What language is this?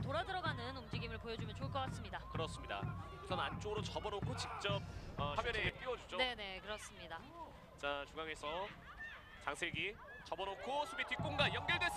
Korean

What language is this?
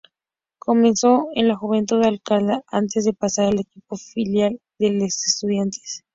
Spanish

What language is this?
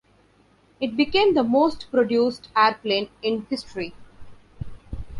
English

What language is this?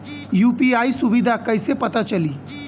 Bhojpuri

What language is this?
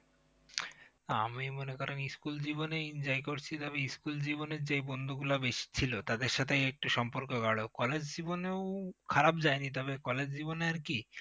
Bangla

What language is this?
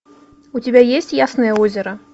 Russian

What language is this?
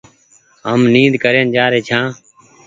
Goaria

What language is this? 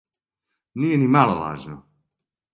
Serbian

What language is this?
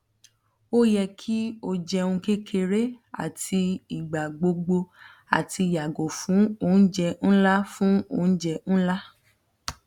Yoruba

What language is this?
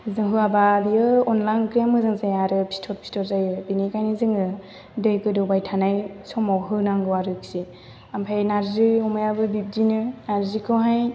Bodo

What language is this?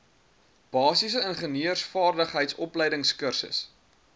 Afrikaans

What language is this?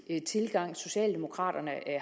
Danish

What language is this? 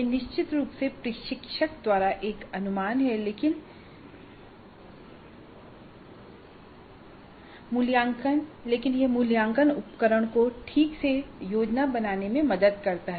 Hindi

